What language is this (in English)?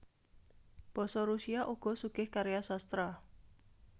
Javanese